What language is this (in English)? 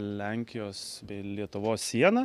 Lithuanian